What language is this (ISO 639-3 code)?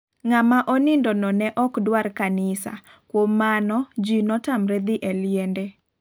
luo